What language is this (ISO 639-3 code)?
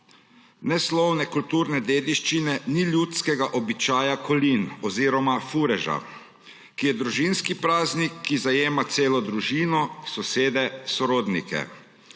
slv